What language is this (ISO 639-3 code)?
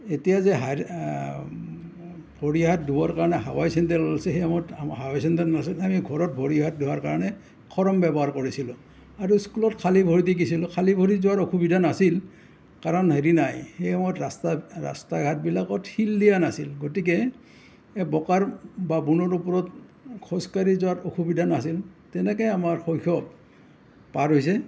asm